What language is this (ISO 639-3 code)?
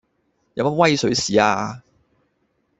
yue